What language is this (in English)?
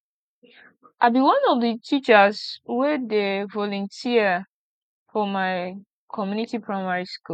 Nigerian Pidgin